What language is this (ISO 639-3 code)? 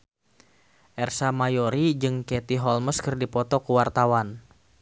sun